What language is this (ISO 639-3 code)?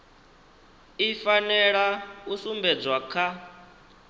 ven